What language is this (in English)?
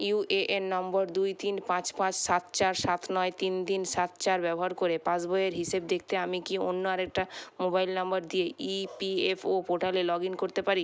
Bangla